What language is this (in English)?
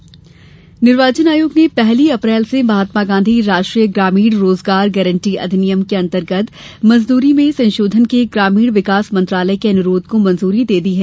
Hindi